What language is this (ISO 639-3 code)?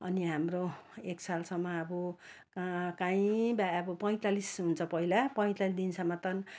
nep